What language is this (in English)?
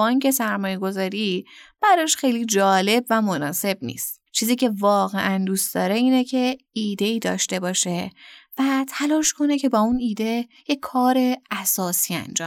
Persian